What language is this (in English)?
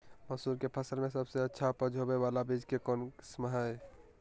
Magahi